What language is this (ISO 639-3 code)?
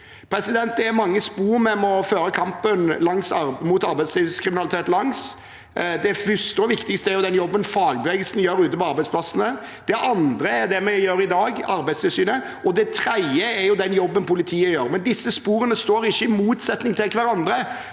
nor